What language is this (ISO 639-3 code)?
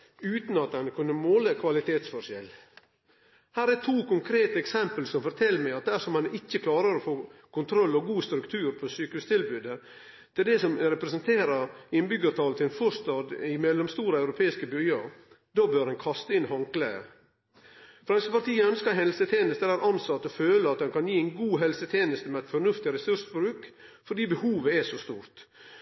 nno